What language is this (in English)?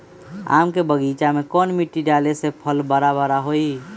Magahi